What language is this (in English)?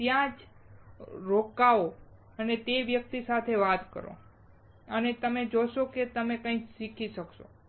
Gujarati